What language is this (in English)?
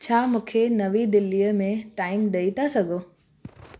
Sindhi